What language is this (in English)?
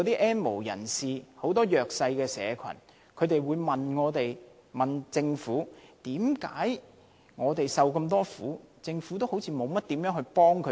Cantonese